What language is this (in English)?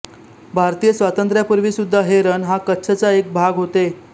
Marathi